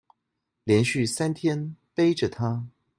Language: Chinese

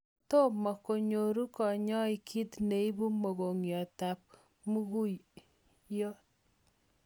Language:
Kalenjin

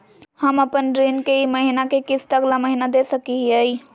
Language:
Magahi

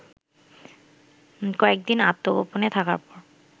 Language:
Bangla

